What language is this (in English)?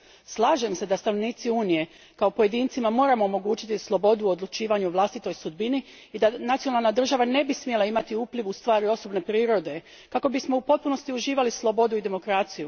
Croatian